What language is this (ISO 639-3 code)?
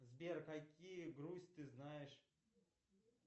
rus